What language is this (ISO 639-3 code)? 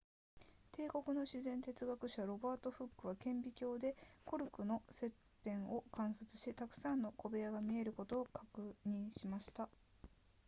jpn